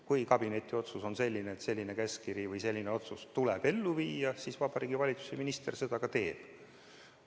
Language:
Estonian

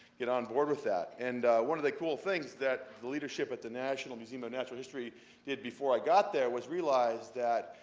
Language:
English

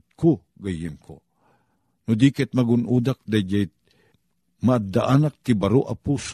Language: Filipino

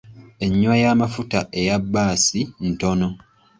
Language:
Ganda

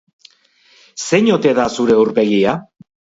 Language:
Basque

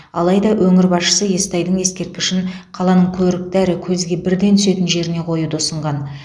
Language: Kazakh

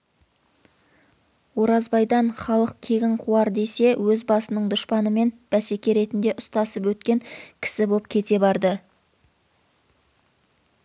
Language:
Kazakh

